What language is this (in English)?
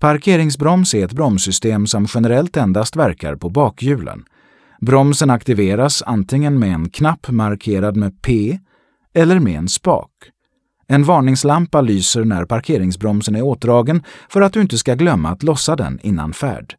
Swedish